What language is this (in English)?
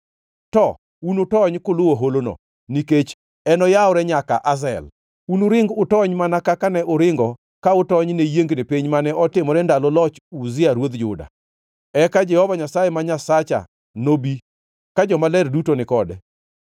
Luo (Kenya and Tanzania)